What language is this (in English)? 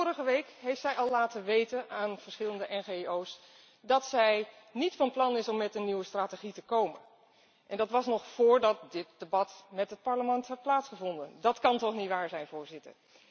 Dutch